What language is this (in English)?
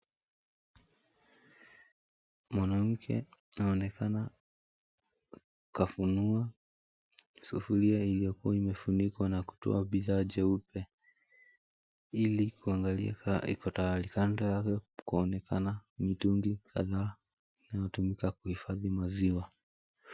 Swahili